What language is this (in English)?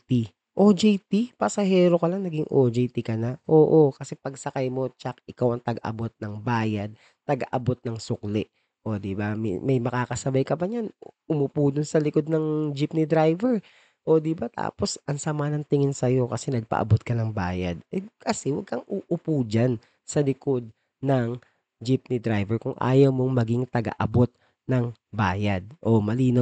Filipino